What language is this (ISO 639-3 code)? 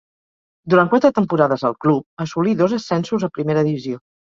cat